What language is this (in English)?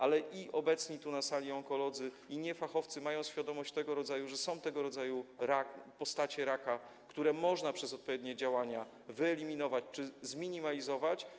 Polish